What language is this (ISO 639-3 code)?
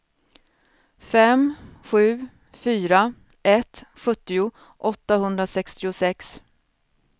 swe